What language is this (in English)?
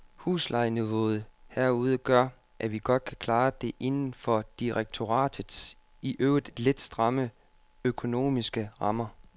Danish